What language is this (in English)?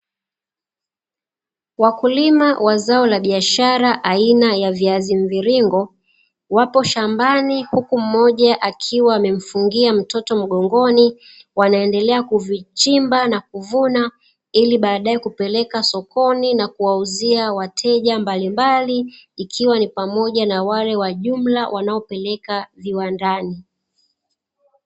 Swahili